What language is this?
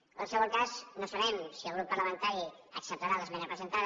Catalan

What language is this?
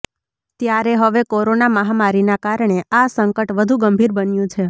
Gujarati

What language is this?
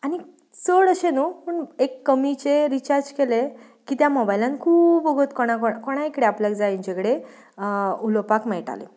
Konkani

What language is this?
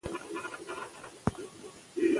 Pashto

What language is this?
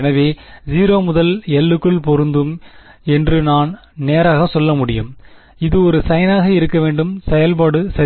Tamil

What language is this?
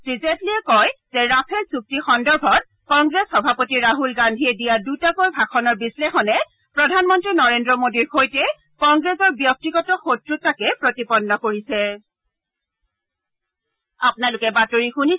Assamese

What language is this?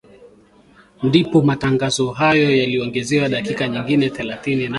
Swahili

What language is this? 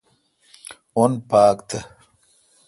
Kalkoti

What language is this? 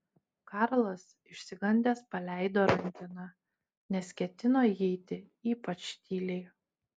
Lithuanian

